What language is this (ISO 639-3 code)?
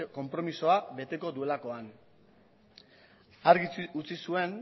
eus